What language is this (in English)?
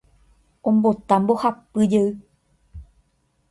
Guarani